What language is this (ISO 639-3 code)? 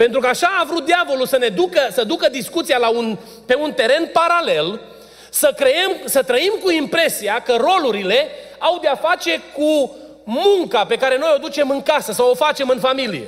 ron